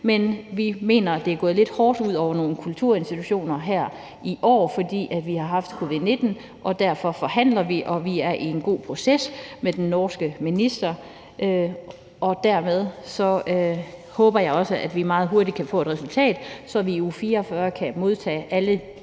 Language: Danish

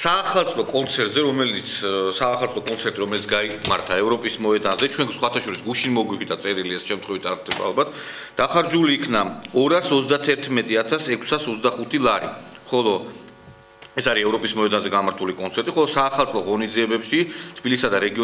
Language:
Polish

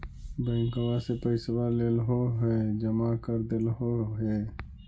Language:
Magahi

